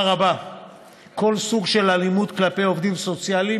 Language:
Hebrew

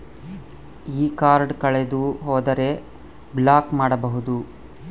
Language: Kannada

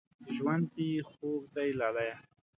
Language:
Pashto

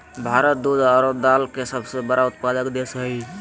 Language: Magahi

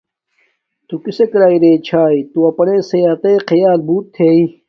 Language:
Domaaki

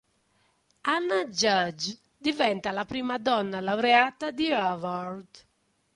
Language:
Italian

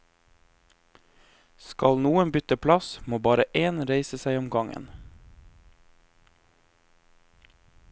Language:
Norwegian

